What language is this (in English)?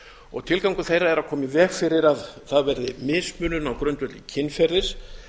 Icelandic